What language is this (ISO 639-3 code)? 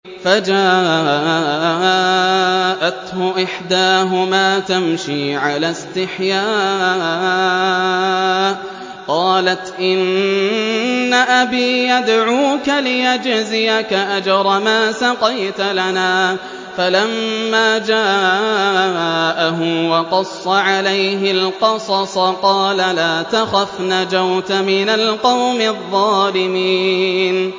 ara